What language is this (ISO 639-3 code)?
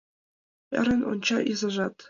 chm